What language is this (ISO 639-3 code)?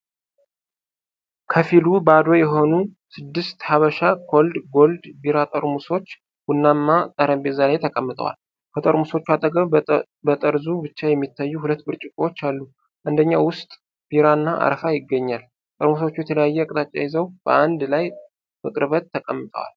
amh